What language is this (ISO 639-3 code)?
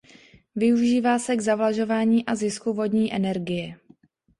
ces